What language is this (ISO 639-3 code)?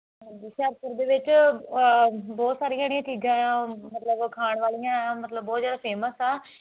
pan